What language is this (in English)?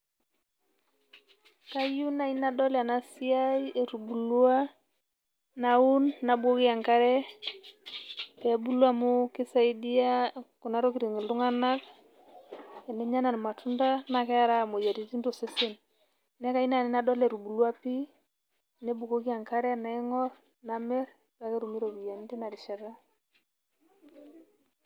Masai